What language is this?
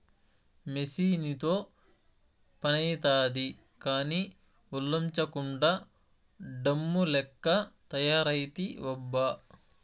Telugu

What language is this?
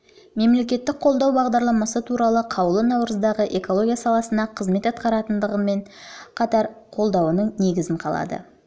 Kazakh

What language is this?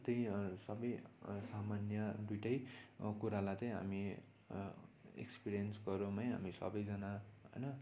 Nepali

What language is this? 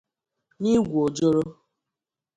Igbo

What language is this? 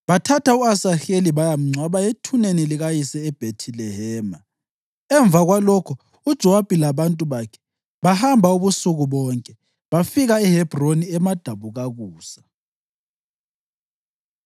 North Ndebele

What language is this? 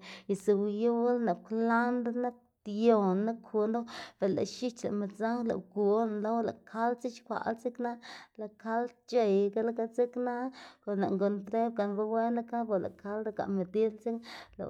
Xanaguía Zapotec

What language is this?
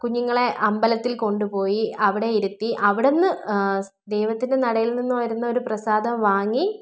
Malayalam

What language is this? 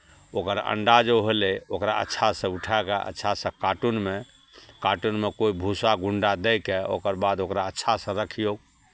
Maithili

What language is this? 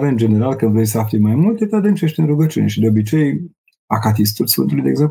Romanian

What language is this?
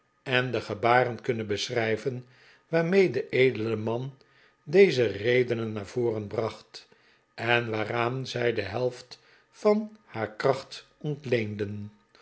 Dutch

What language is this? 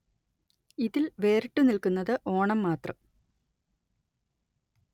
Malayalam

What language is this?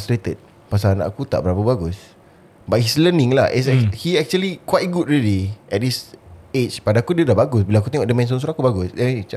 Malay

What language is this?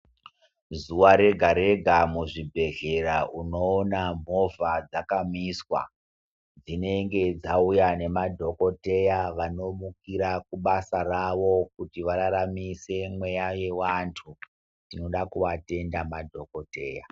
Ndau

